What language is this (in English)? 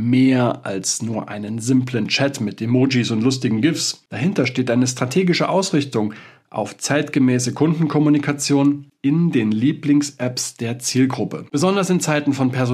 German